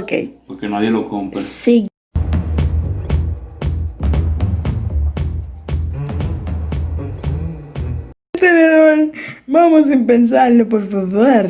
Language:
Spanish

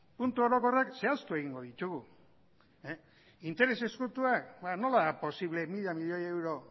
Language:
Basque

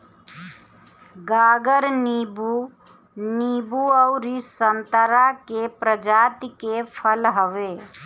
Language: Bhojpuri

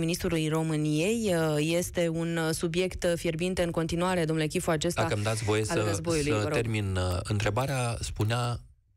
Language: Romanian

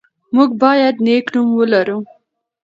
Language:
Pashto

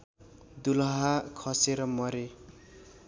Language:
Nepali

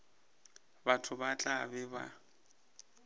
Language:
Northern Sotho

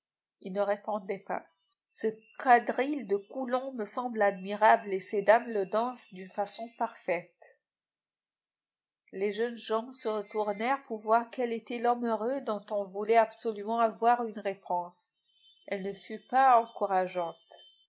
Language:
French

